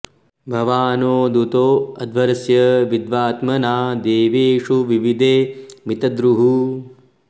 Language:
Sanskrit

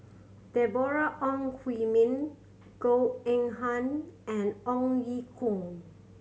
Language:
English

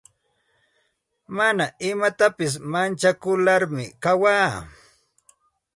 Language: Santa Ana de Tusi Pasco Quechua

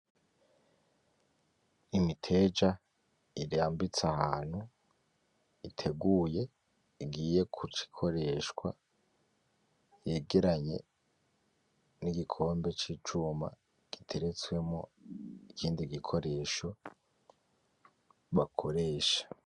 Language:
Rundi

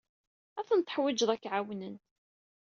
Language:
Kabyle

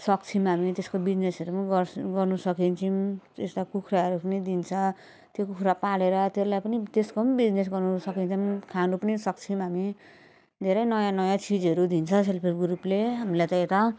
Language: Nepali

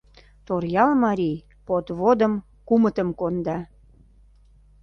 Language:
Mari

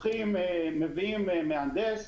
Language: Hebrew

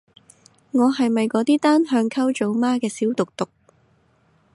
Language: Cantonese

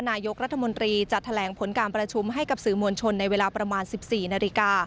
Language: Thai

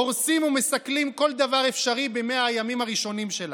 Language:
Hebrew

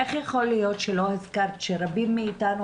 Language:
Hebrew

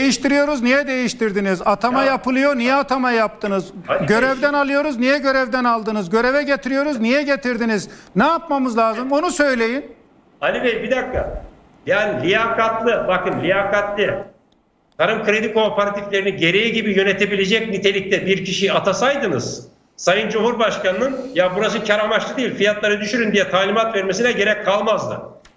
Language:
Turkish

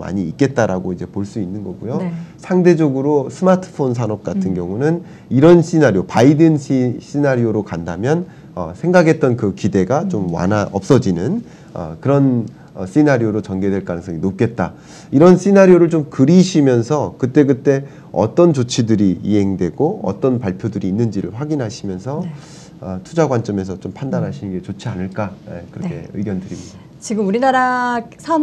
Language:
Korean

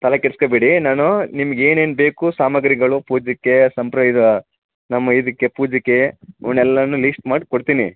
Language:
Kannada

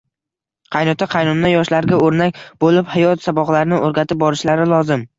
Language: Uzbek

